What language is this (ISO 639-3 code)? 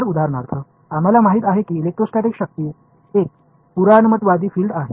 mar